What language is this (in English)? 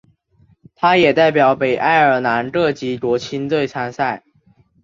Chinese